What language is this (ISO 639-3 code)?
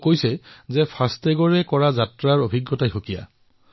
asm